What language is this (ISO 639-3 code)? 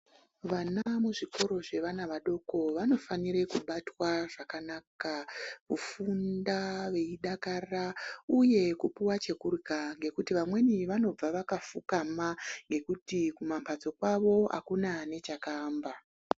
ndc